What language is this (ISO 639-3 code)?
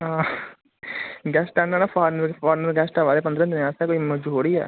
doi